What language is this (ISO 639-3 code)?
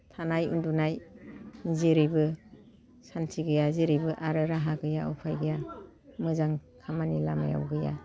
brx